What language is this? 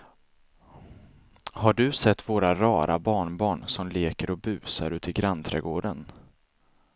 Swedish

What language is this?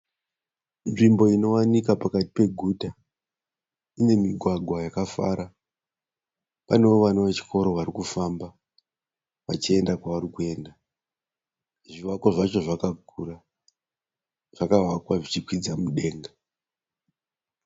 Shona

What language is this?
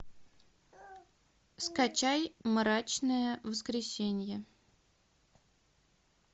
Russian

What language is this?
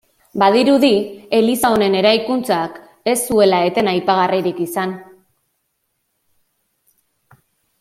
Basque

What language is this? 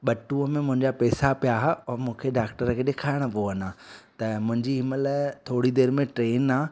Sindhi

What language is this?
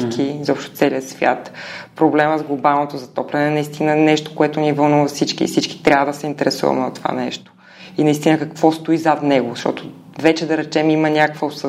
Bulgarian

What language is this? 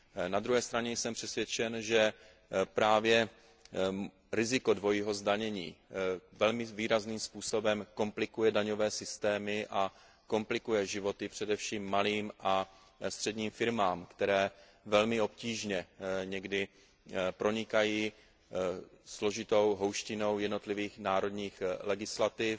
Czech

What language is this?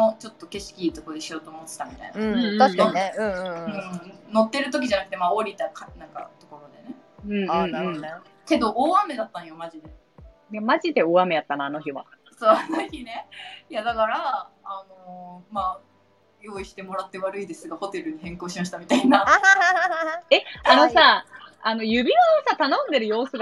Japanese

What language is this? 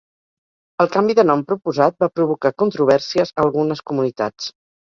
Catalan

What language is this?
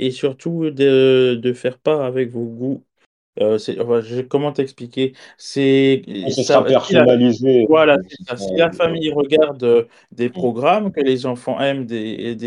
French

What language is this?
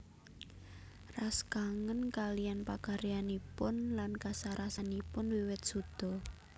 Javanese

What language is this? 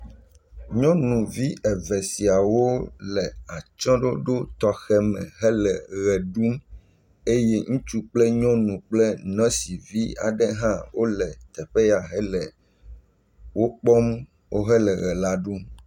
Ewe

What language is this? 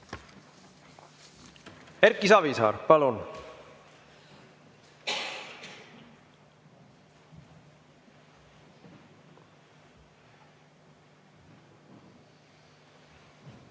Estonian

